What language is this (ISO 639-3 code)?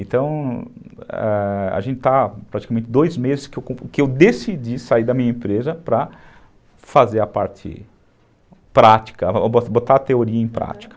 por